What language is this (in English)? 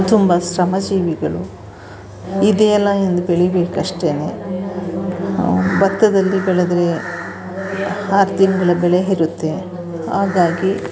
Kannada